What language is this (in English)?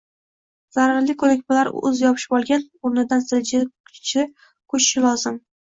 Uzbek